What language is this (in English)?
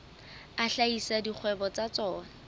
Southern Sotho